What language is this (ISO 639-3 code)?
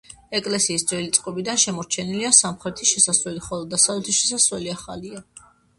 kat